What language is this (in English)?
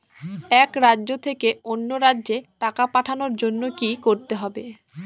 Bangla